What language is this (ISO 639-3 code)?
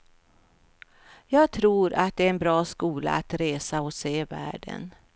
swe